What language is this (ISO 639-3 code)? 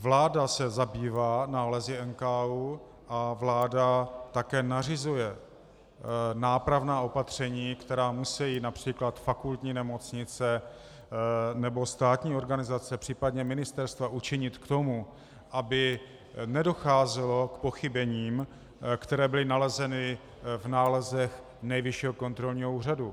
ces